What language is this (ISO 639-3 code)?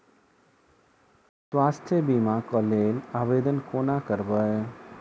mai